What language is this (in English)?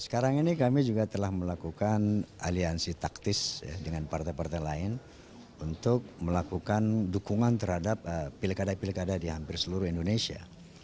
Indonesian